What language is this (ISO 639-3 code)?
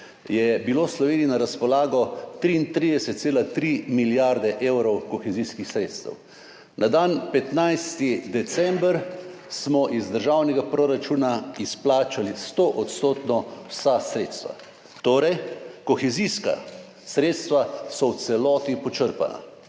slv